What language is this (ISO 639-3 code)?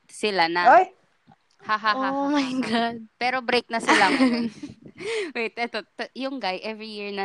fil